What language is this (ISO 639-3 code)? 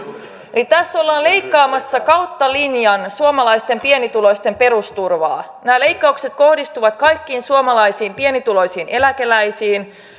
fin